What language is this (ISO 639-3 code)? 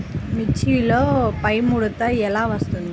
tel